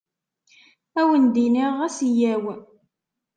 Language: Kabyle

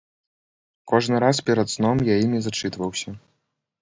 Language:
Belarusian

